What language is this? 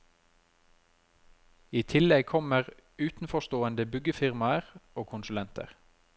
Norwegian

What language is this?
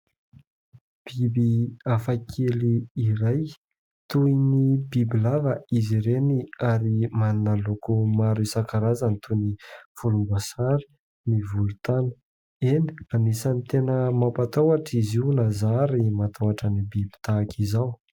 Malagasy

